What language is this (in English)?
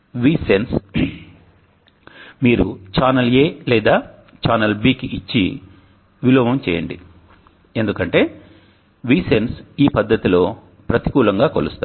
Telugu